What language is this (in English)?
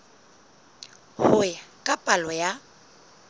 Southern Sotho